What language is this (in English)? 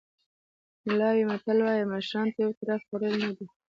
Pashto